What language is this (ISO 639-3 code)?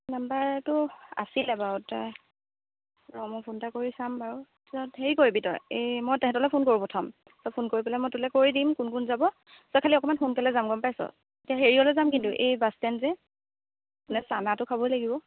asm